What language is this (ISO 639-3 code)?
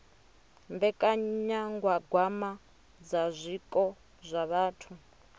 ven